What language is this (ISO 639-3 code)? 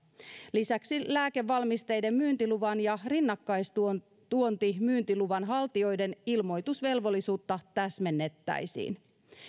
fin